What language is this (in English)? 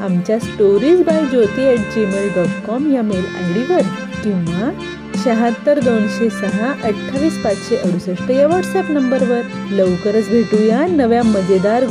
Marathi